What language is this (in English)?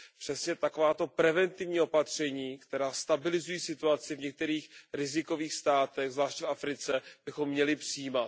Czech